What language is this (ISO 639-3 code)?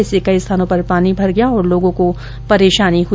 hin